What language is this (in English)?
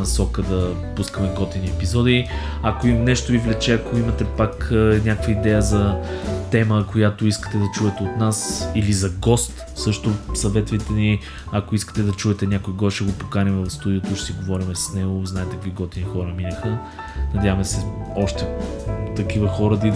Bulgarian